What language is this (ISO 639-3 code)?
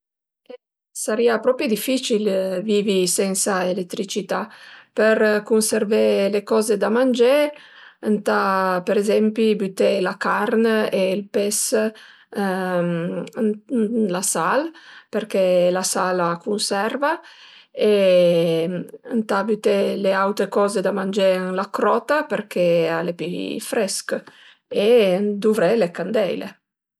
pms